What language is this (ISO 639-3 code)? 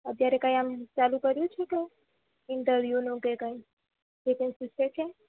guj